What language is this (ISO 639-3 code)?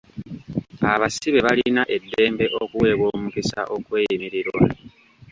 lug